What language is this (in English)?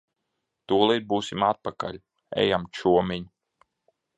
Latvian